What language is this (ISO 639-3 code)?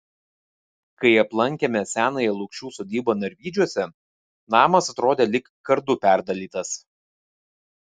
lit